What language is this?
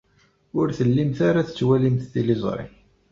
Kabyle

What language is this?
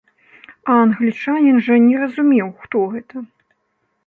Belarusian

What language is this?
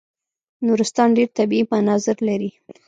Pashto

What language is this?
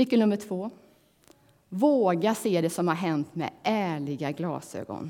Swedish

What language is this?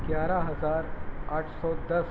Urdu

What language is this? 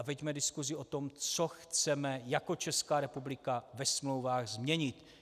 Czech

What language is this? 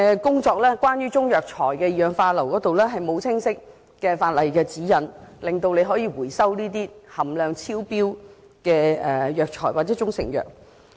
Cantonese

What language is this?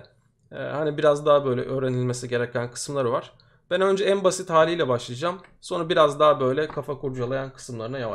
Turkish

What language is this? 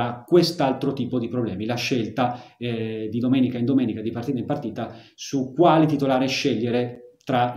Italian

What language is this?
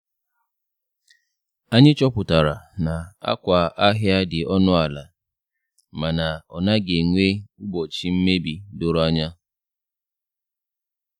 Igbo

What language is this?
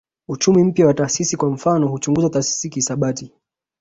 Swahili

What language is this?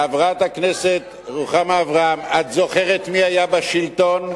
Hebrew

